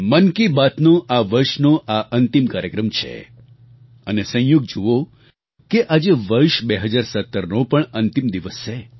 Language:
Gujarati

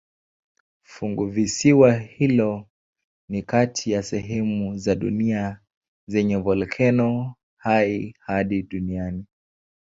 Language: Swahili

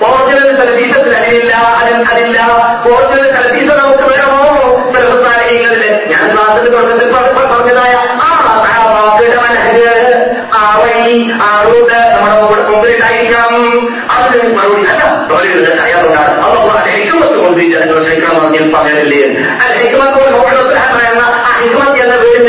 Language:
Malayalam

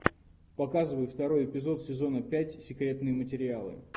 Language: Russian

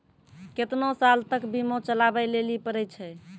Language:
Maithili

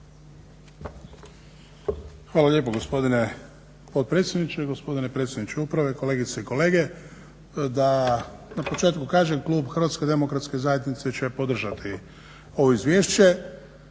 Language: Croatian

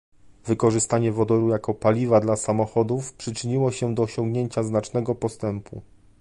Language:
Polish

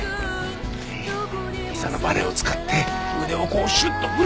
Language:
Japanese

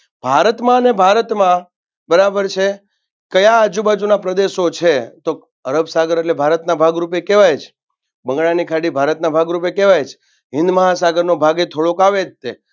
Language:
Gujarati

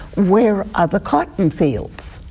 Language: English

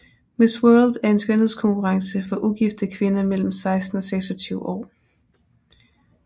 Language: Danish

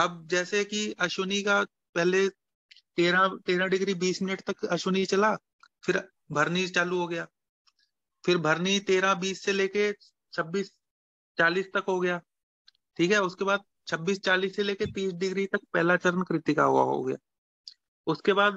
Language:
Hindi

